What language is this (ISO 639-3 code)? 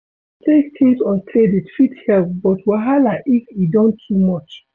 pcm